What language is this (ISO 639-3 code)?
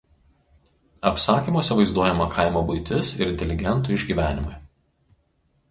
lit